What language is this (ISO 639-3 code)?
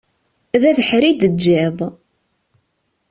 kab